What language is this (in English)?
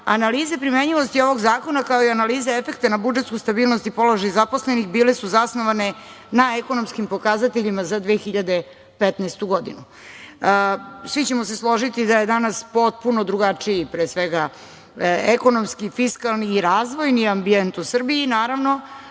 Serbian